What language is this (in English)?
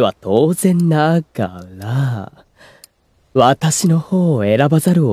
Japanese